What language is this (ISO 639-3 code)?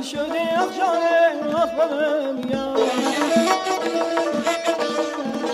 fas